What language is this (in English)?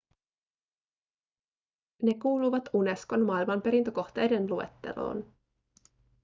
Finnish